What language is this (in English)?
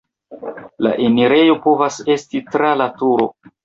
Esperanto